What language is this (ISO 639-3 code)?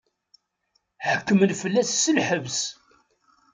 kab